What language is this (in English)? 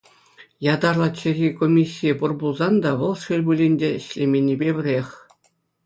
Chuvash